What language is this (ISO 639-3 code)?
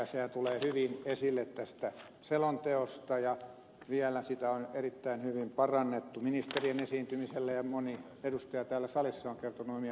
fin